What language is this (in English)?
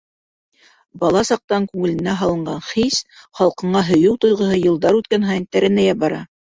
Bashkir